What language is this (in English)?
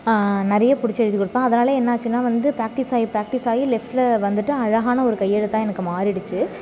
Tamil